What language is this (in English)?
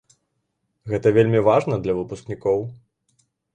Belarusian